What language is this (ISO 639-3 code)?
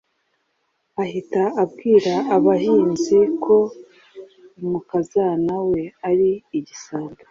kin